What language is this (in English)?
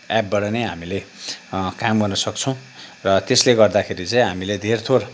Nepali